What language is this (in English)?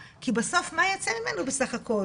Hebrew